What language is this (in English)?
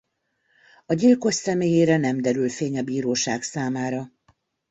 Hungarian